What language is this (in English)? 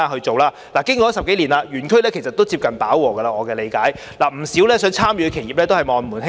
Cantonese